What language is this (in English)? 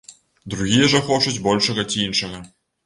Belarusian